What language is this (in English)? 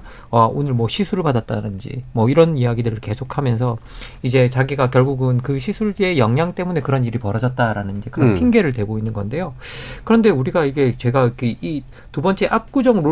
Korean